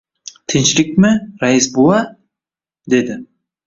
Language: Uzbek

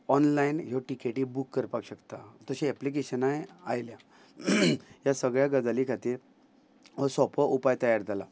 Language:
Konkani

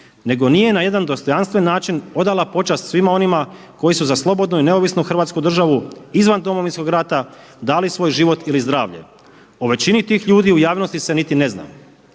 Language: Croatian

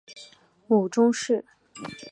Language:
Chinese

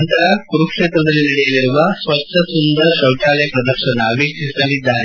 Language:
Kannada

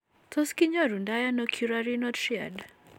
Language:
Kalenjin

